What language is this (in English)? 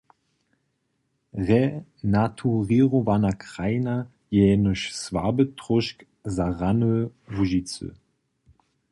Upper Sorbian